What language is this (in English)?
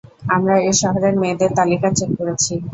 Bangla